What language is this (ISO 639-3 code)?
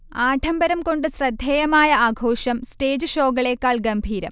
mal